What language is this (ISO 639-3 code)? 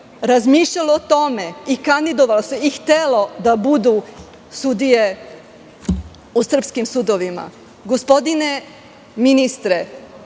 srp